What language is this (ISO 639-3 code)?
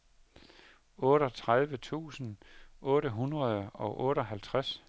dan